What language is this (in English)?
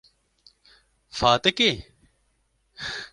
Kurdish